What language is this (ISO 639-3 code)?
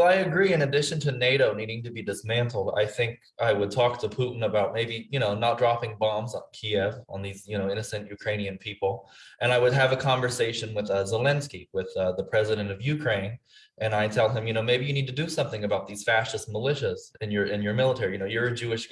eng